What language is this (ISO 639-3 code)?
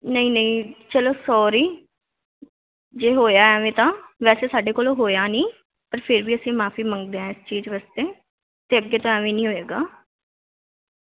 pan